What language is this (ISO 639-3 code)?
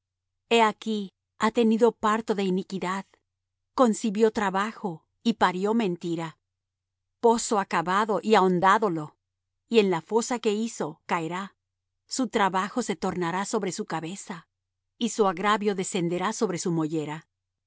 spa